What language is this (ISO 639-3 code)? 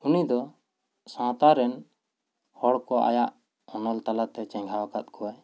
sat